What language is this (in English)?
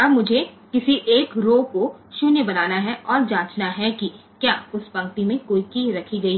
Hindi